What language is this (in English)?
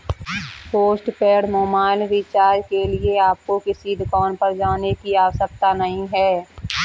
Hindi